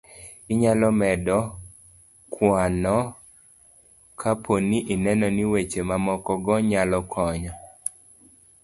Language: Luo (Kenya and Tanzania)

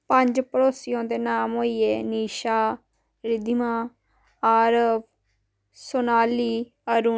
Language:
Dogri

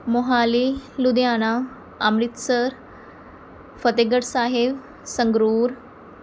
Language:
Punjabi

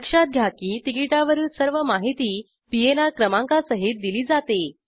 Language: Marathi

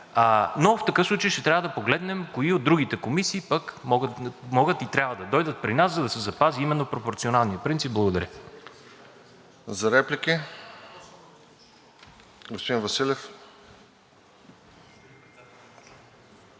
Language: Bulgarian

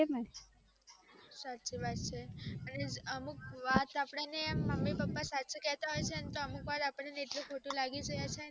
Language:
Gujarati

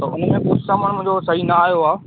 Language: Sindhi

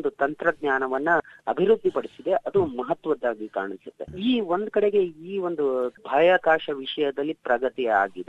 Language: Kannada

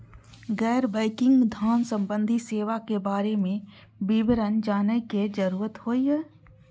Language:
Maithili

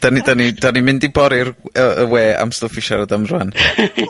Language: Welsh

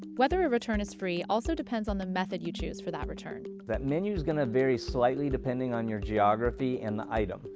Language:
English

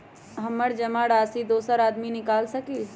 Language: Magahi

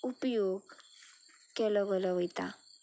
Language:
Konkani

